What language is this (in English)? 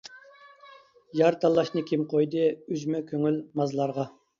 Uyghur